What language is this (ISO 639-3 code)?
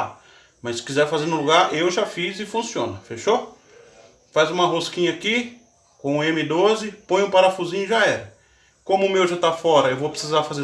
por